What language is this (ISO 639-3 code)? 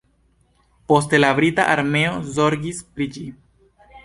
epo